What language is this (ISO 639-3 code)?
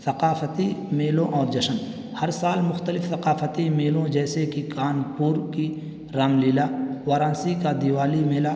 urd